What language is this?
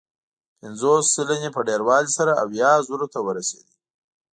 Pashto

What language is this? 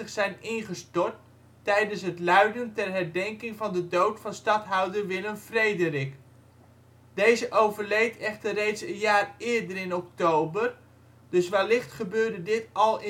Dutch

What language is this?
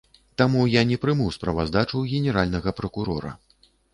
Belarusian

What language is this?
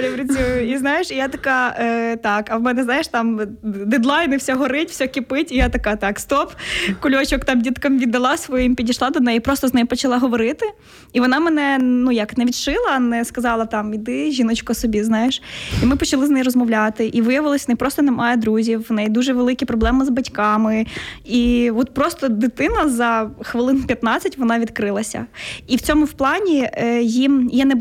Ukrainian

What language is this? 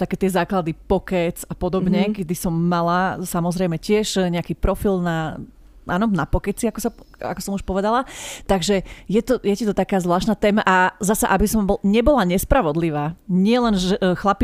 Slovak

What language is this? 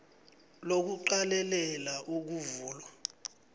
South Ndebele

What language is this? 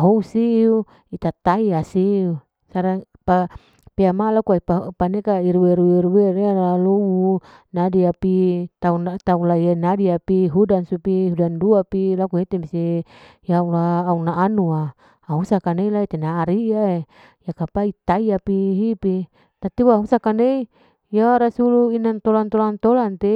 Larike-Wakasihu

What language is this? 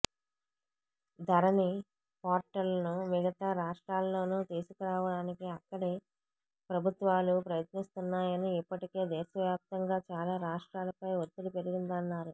Telugu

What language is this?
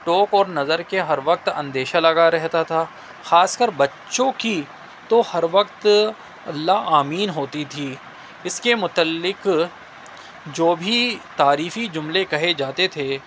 Urdu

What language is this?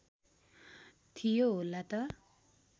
Nepali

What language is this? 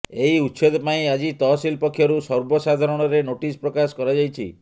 Odia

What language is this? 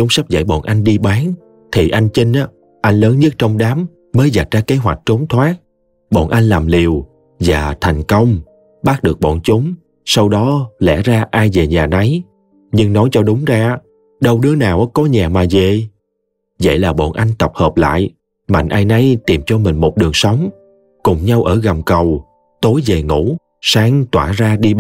Vietnamese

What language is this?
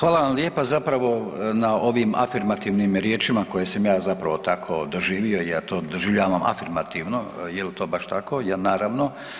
Croatian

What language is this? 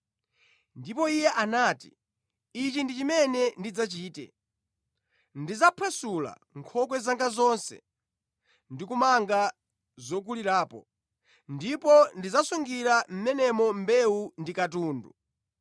Nyanja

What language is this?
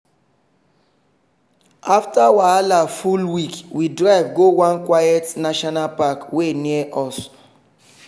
Nigerian Pidgin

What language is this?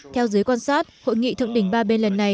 Vietnamese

